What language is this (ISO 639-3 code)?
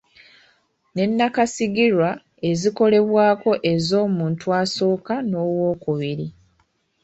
lug